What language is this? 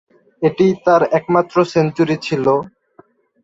Bangla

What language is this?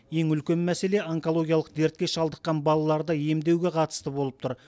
Kazakh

